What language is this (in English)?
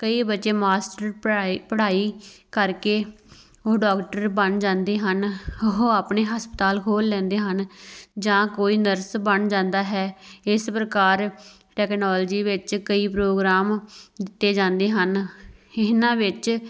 Punjabi